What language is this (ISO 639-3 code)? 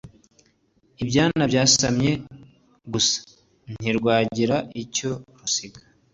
kin